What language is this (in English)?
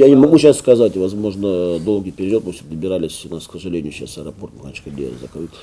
Russian